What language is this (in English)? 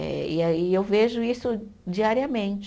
Portuguese